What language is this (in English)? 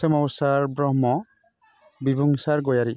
Bodo